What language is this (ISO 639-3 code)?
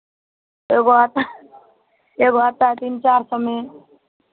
hin